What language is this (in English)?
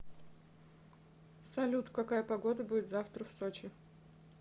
Russian